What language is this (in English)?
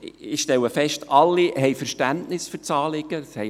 Swiss German